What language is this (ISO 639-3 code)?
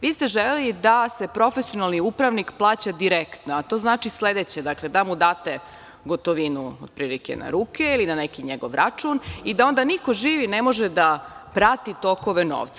srp